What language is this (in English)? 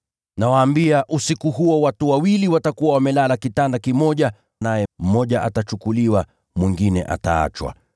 Swahili